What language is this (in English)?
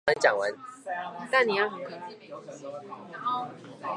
Chinese